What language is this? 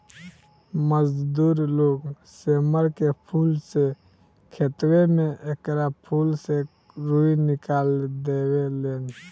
Bhojpuri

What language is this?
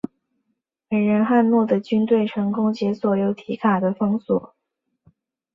Chinese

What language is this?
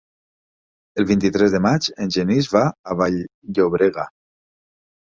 Catalan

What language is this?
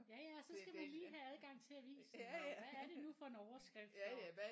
Danish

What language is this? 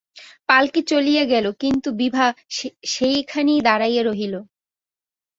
Bangla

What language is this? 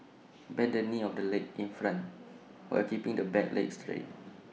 English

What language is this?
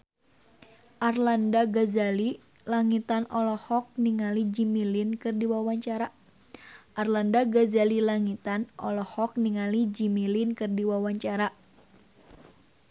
Sundanese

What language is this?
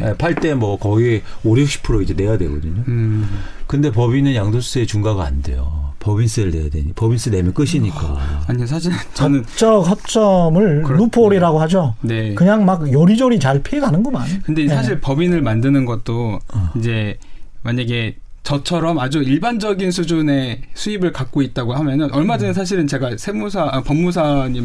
Korean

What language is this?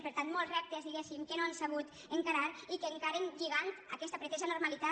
Catalan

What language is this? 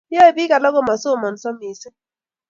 Kalenjin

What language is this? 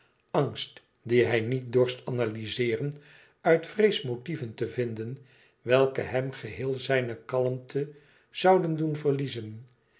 Dutch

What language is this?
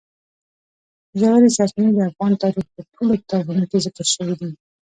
Pashto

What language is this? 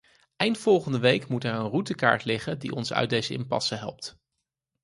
Dutch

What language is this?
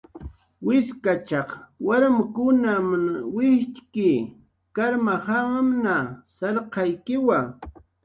Jaqaru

